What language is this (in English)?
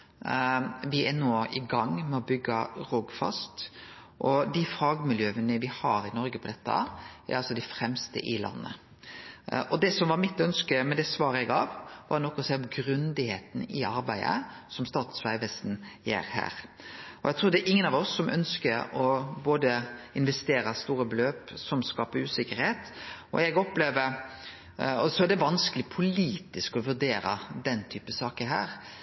Norwegian Nynorsk